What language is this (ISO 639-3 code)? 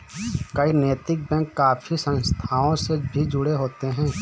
hin